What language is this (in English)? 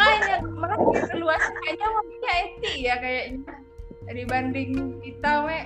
Indonesian